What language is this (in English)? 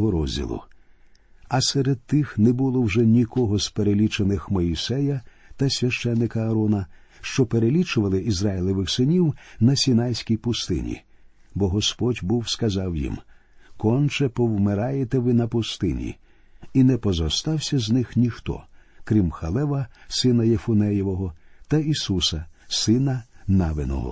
Ukrainian